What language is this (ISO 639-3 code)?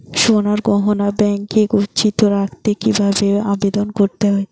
ben